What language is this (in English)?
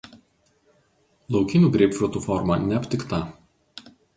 Lithuanian